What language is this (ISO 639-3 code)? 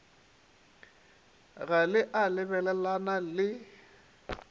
nso